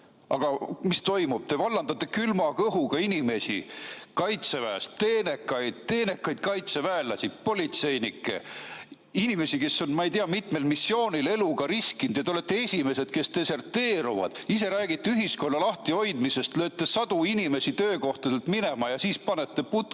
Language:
Estonian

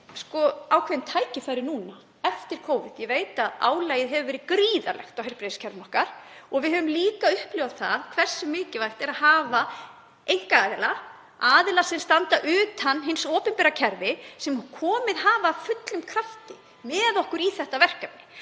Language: Icelandic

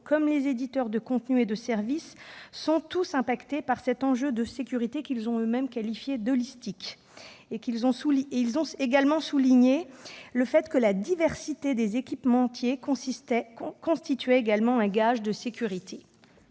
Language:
French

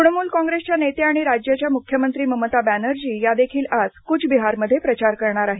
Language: Marathi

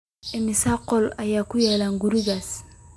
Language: Somali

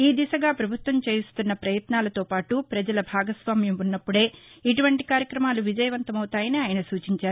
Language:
Telugu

